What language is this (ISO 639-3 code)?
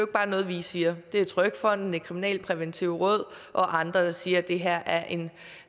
dan